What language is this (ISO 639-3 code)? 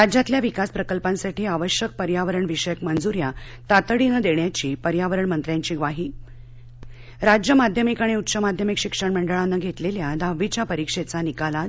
mar